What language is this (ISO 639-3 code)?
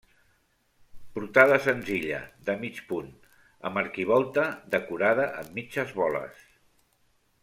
cat